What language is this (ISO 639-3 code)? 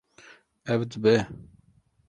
kur